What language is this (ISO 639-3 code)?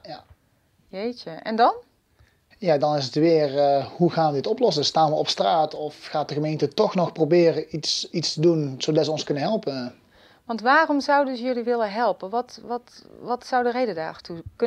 nld